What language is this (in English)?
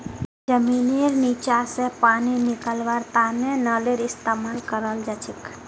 Magahi